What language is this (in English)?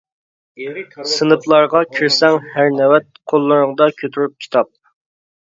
Uyghur